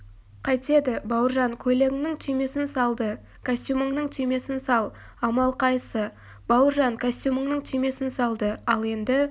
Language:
Kazakh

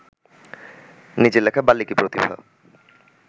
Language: Bangla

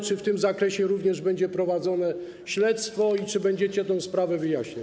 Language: Polish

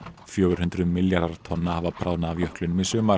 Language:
Icelandic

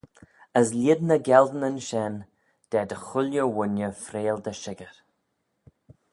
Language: Manx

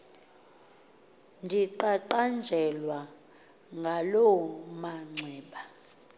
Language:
Xhosa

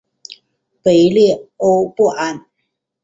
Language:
Chinese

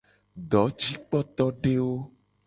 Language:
Gen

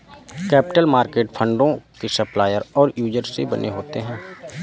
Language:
Hindi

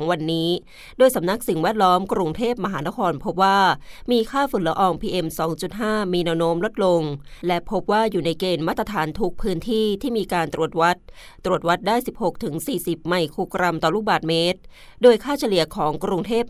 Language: Thai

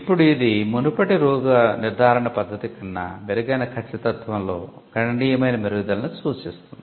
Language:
Telugu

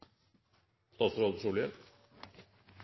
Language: Norwegian Bokmål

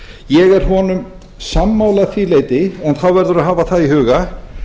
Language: Icelandic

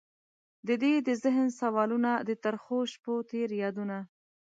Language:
Pashto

